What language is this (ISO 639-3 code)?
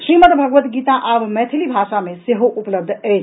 mai